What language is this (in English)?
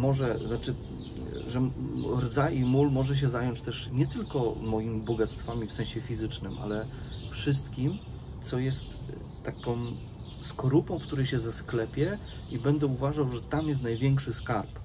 Polish